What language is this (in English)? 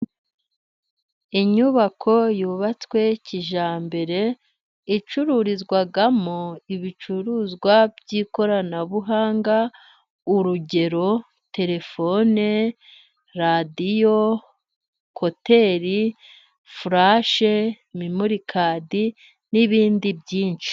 Kinyarwanda